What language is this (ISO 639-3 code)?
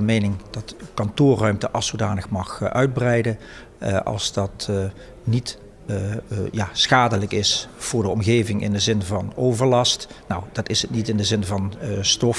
nld